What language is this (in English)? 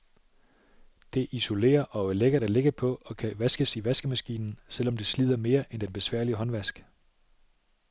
Danish